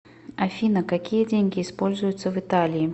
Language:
Russian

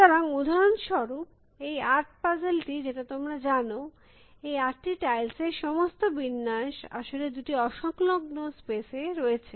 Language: Bangla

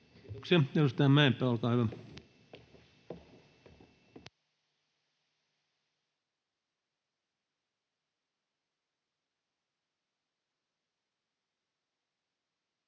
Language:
Finnish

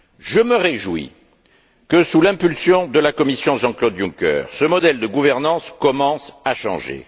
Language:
French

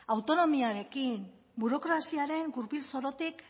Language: Basque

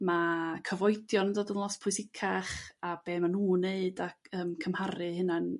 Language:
Welsh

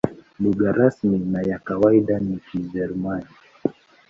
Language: Swahili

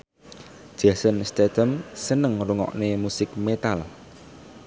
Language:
Javanese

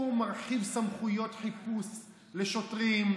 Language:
Hebrew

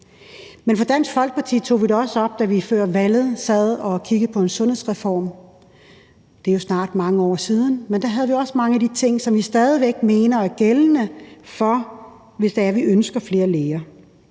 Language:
Danish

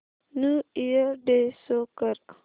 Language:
Marathi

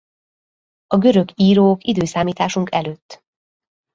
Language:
Hungarian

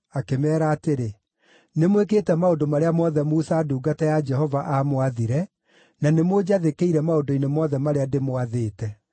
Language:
Kikuyu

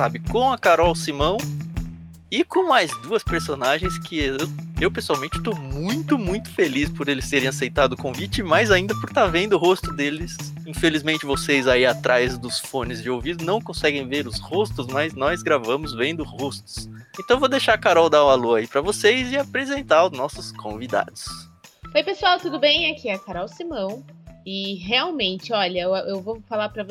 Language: Portuguese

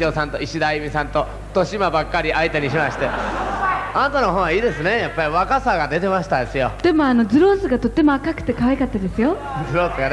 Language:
Japanese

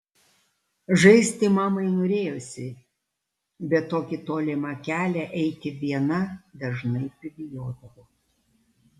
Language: Lithuanian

